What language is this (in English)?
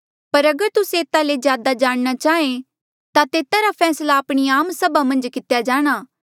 Mandeali